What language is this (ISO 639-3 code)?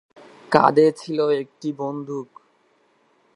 ben